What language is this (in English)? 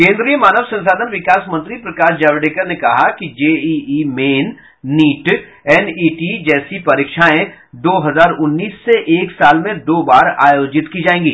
Hindi